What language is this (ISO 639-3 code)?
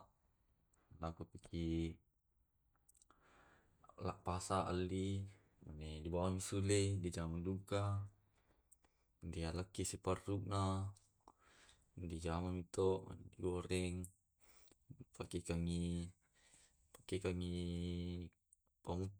rob